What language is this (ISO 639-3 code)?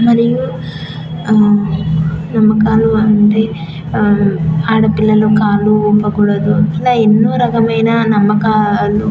tel